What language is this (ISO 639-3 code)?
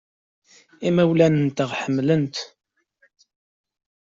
kab